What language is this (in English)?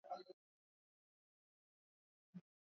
Swahili